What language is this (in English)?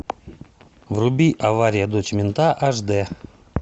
Russian